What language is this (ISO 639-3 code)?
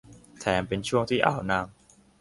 tha